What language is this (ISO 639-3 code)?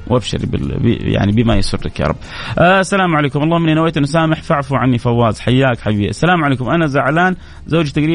ara